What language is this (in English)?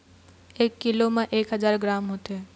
Chhattisgarhi